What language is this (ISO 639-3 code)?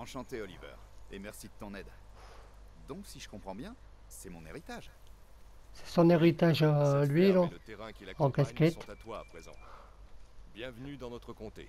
fra